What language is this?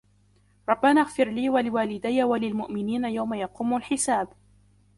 Arabic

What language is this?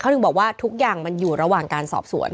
Thai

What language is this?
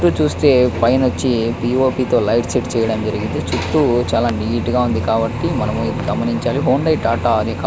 Telugu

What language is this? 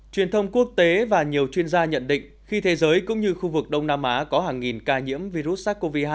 Vietnamese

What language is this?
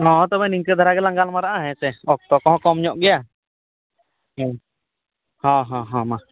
Santali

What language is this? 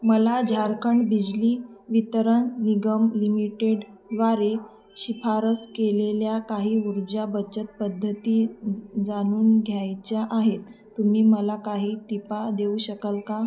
Marathi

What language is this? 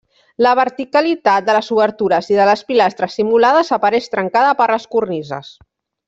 Catalan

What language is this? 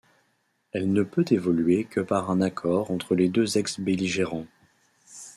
French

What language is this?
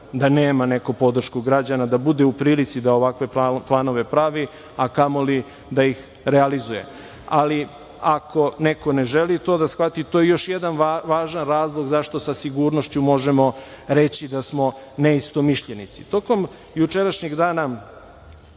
Serbian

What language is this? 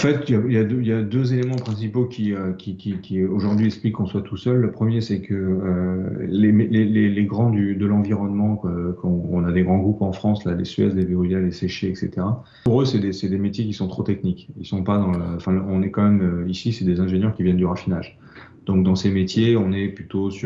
French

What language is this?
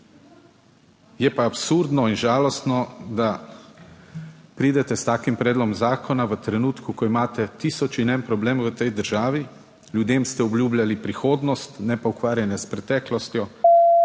Slovenian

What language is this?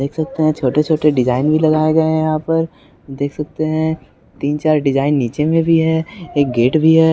Hindi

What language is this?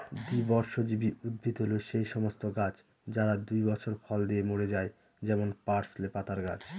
Bangla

